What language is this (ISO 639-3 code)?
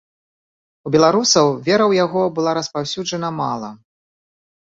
bel